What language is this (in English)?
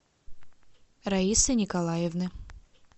Russian